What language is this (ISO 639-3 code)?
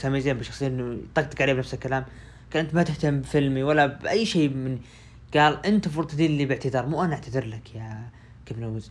ara